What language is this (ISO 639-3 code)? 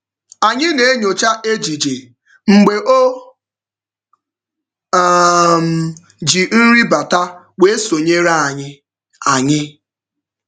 ibo